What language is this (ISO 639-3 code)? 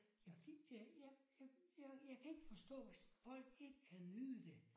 dan